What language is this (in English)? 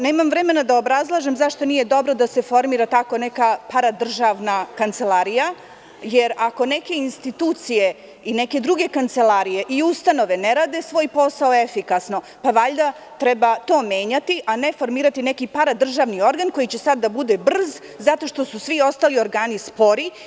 Serbian